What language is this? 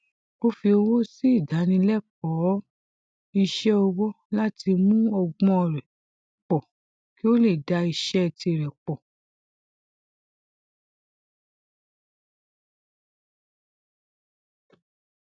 Yoruba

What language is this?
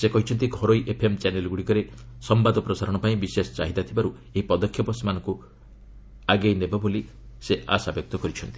Odia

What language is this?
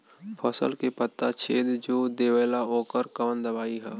Bhojpuri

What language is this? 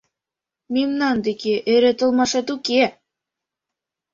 Mari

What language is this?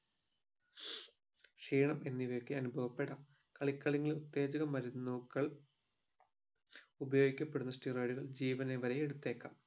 Malayalam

